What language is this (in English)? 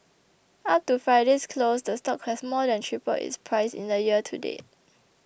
English